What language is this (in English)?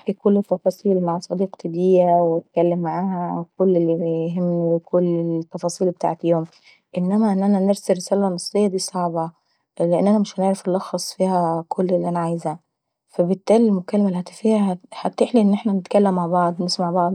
Saidi Arabic